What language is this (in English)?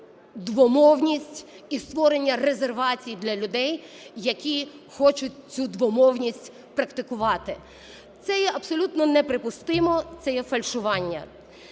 Ukrainian